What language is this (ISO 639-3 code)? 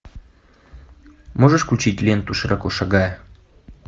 rus